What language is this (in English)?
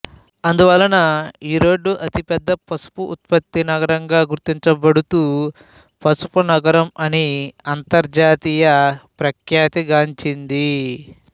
Telugu